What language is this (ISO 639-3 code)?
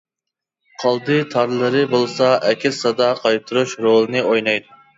uig